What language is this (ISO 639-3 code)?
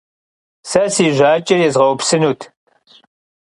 kbd